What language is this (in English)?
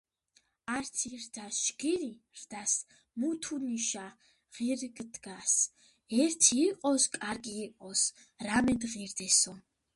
Georgian